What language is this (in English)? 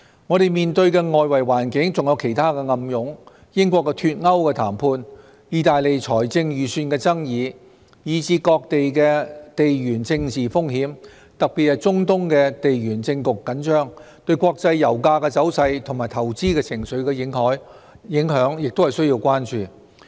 Cantonese